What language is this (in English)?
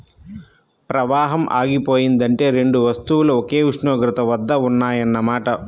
Telugu